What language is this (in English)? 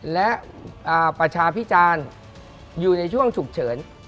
Thai